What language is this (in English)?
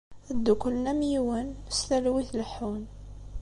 Kabyle